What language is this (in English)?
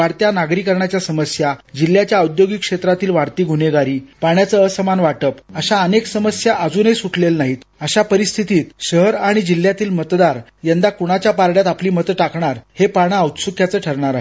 Marathi